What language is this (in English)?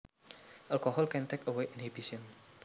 Javanese